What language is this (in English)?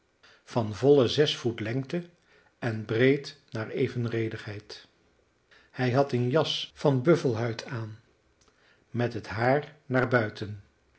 Dutch